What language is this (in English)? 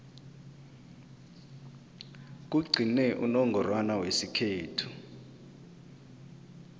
South Ndebele